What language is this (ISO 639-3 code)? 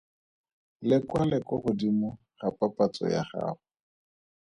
tsn